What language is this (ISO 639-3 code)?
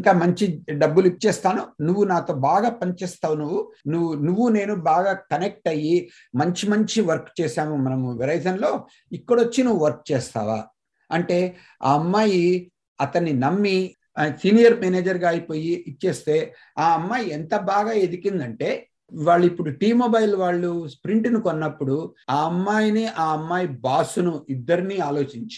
tel